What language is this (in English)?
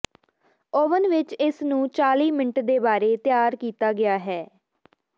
Punjabi